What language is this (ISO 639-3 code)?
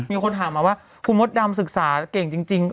tha